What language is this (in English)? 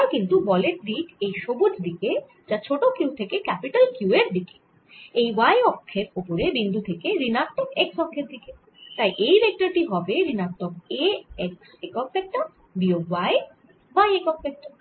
Bangla